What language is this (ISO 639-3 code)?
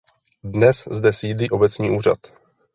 ces